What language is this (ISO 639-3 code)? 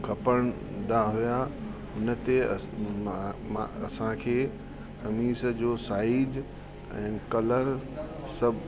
snd